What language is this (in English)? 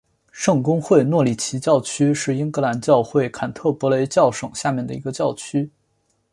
Chinese